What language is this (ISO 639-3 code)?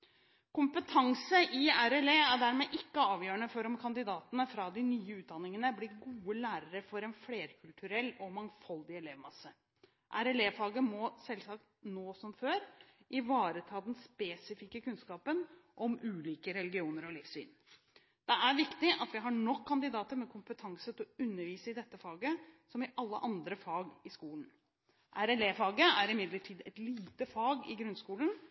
nob